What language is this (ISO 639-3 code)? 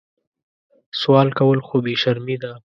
pus